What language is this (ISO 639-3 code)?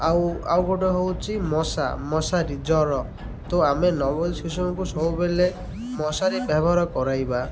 ori